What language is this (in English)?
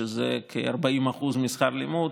Hebrew